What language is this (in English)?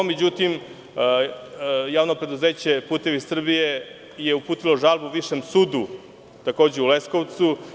Serbian